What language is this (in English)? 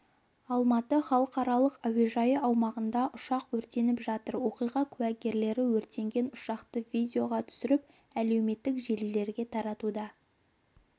Kazakh